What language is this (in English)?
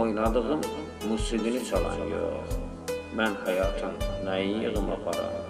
Turkish